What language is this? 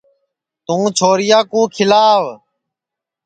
Sansi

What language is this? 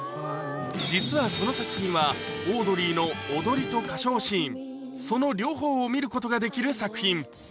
Japanese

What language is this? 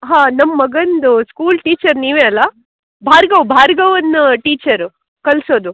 Kannada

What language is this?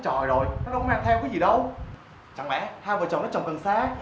Vietnamese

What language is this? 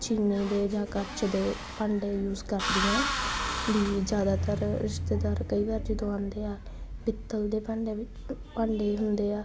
Punjabi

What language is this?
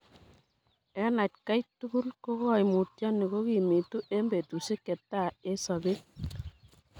Kalenjin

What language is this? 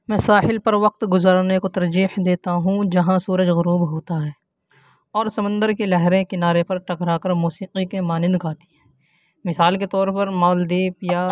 Urdu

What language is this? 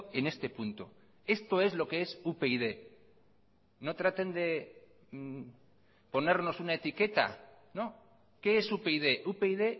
Spanish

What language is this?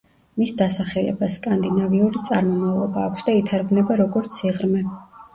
Georgian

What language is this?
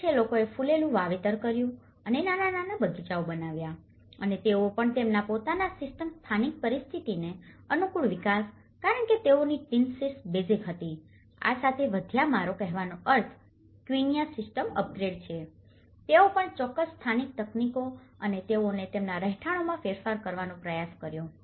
Gujarati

